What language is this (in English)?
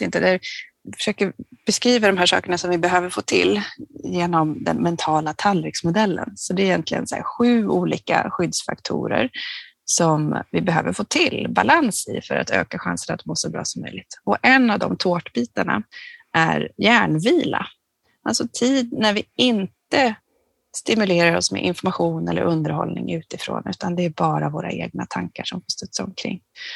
Swedish